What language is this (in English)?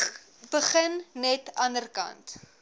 Afrikaans